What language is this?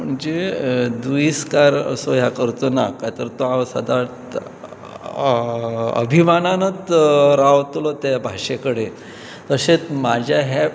Konkani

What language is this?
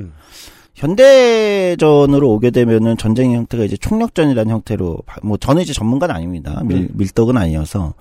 Korean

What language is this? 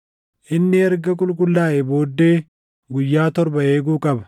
Oromo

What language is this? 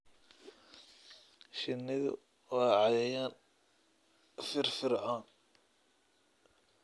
Somali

